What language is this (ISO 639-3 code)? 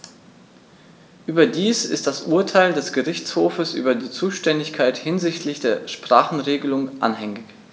deu